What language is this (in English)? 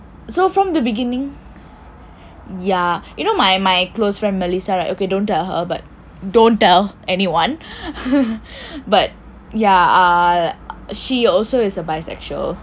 English